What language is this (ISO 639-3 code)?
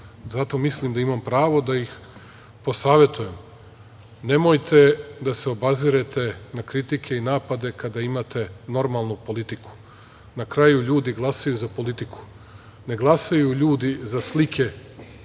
srp